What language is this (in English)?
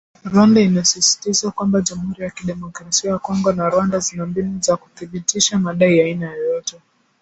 Swahili